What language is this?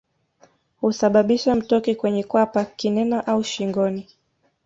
Swahili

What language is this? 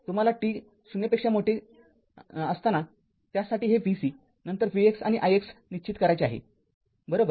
Marathi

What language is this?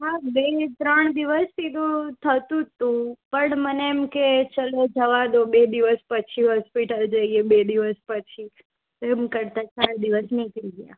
Gujarati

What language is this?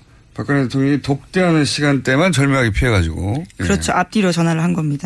Korean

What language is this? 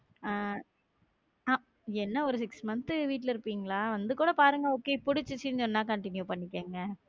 Tamil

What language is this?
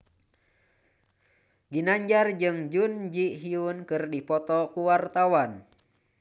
Sundanese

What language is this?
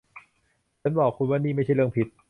Thai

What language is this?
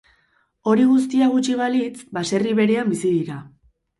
Basque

